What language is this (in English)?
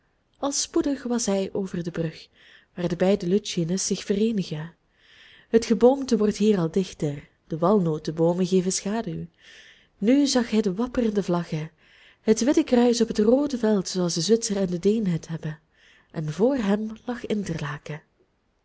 Dutch